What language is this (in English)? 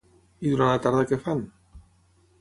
Catalan